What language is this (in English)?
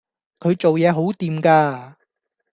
Cantonese